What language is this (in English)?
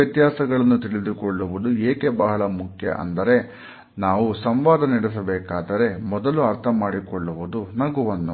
Kannada